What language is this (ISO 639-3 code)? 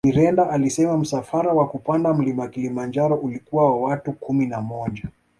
swa